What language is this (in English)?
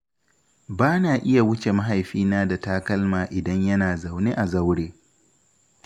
Hausa